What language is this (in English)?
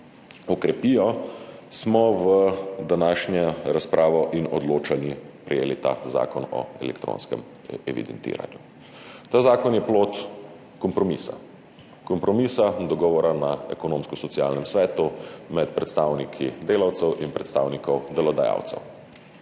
Slovenian